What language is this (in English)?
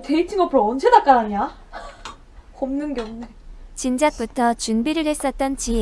Korean